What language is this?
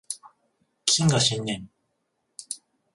Japanese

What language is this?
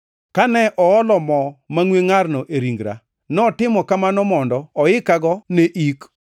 Luo (Kenya and Tanzania)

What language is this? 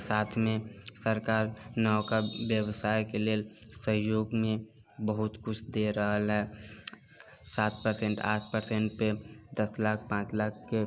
Maithili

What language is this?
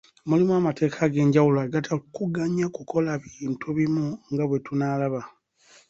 Ganda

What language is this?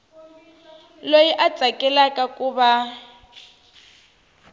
Tsonga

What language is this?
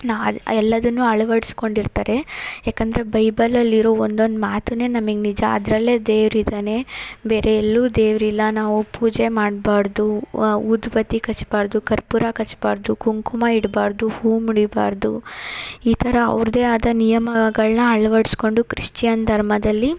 Kannada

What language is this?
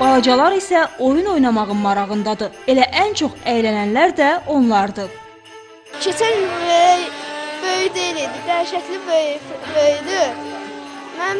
Turkish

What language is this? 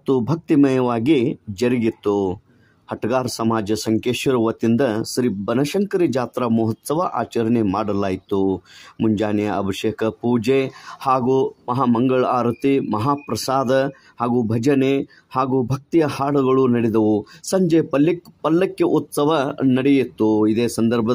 Kannada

